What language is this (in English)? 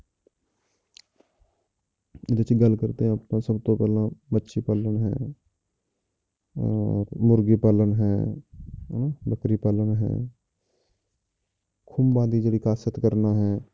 Punjabi